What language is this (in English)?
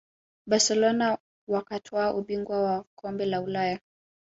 Swahili